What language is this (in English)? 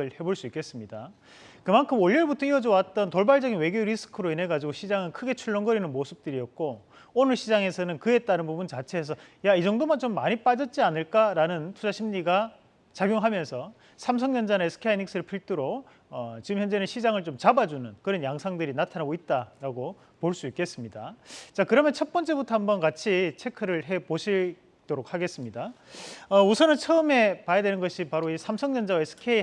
Korean